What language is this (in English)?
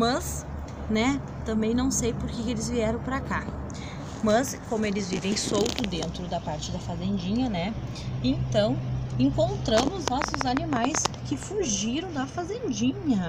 Portuguese